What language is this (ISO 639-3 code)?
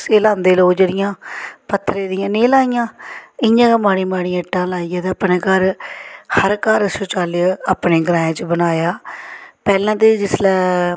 doi